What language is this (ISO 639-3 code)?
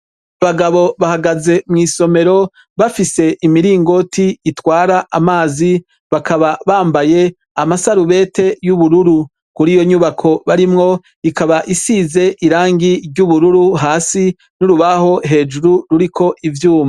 run